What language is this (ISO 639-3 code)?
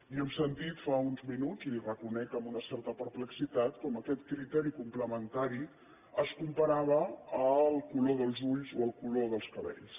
cat